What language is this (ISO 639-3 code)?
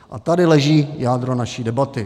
ces